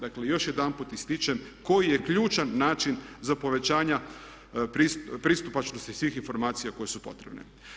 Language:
Croatian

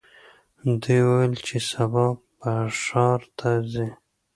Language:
Pashto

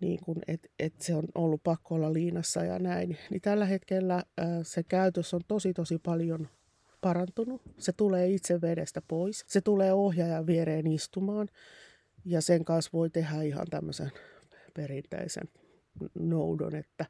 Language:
Finnish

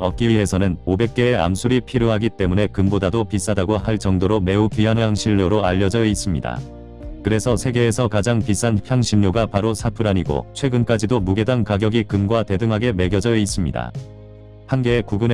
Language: Korean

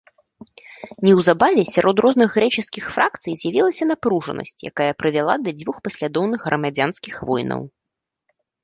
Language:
Belarusian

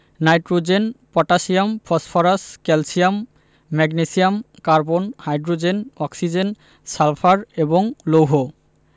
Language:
Bangla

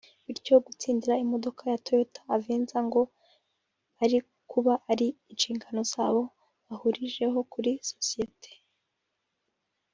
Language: Kinyarwanda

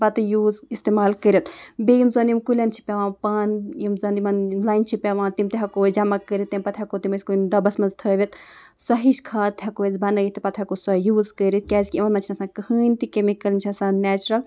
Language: Kashmiri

